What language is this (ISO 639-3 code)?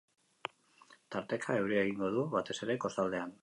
eus